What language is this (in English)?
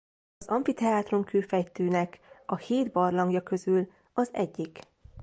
Hungarian